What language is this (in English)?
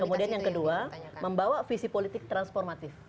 Indonesian